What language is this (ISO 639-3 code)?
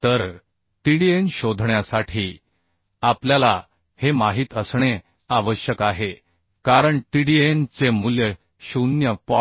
mar